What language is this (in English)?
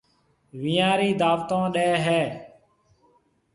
Marwari (Pakistan)